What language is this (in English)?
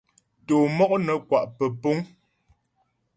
Ghomala